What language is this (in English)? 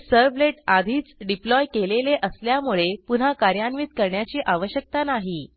Marathi